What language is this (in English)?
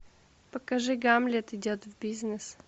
Russian